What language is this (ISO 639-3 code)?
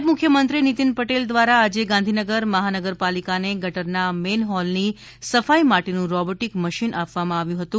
guj